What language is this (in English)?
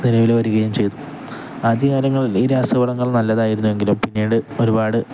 Malayalam